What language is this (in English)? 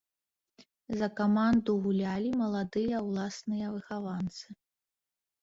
Belarusian